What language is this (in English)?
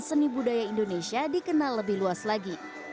Indonesian